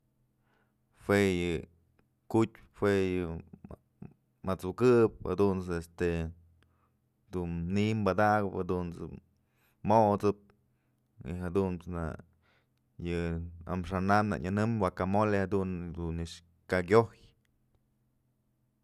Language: Mazatlán Mixe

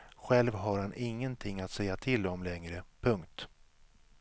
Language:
Swedish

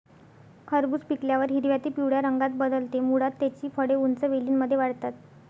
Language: Marathi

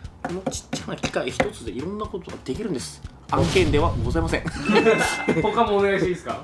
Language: Japanese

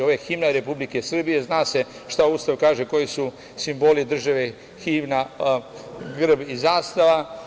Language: Serbian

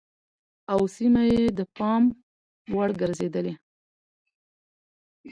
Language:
Pashto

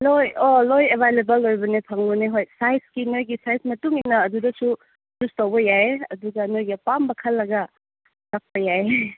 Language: Manipuri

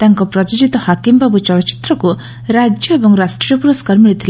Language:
Odia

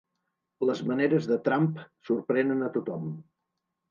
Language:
Catalan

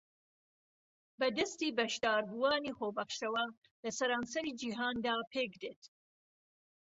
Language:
Central Kurdish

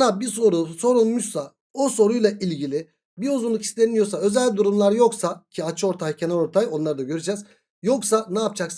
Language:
Turkish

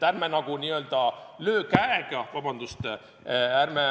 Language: Estonian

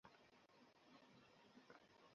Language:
Bangla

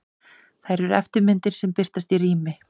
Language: Icelandic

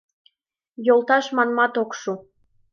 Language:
Mari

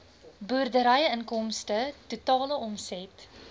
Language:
Afrikaans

